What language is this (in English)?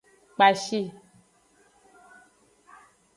Aja (Benin)